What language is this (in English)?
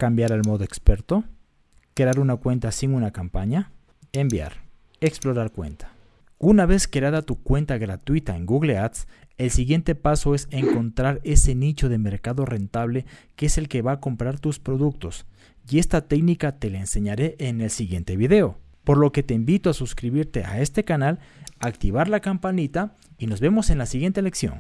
Spanish